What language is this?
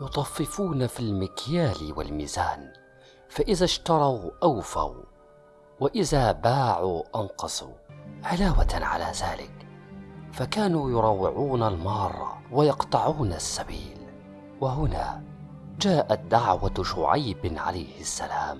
Arabic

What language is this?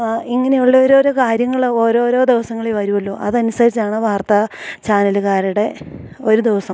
Malayalam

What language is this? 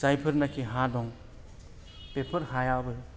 Bodo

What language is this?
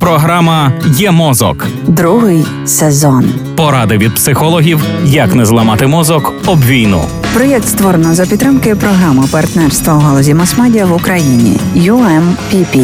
Ukrainian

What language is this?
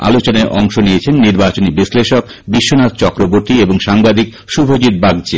Bangla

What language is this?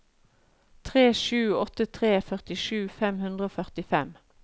Norwegian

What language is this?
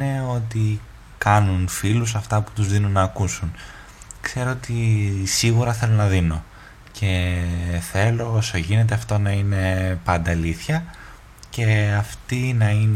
Greek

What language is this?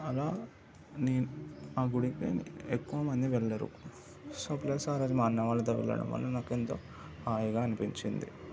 Telugu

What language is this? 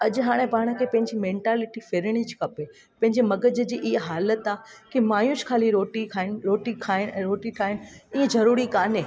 Sindhi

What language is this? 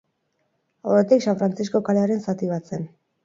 Basque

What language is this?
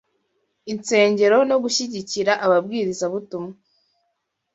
Kinyarwanda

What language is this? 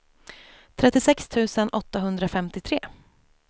Swedish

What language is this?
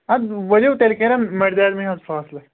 Kashmiri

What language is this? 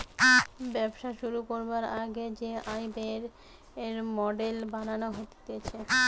Bangla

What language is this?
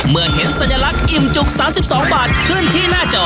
Thai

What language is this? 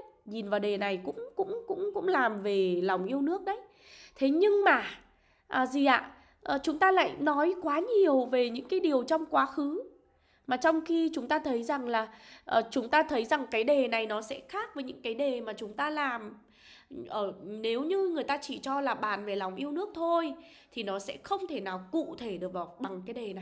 Vietnamese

